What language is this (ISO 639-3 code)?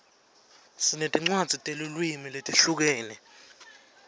ssw